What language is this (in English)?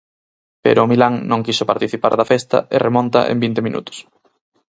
Galician